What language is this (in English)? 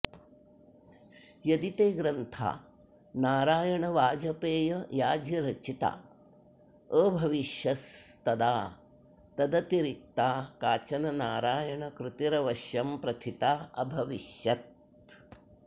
Sanskrit